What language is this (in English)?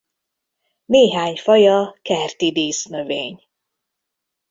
Hungarian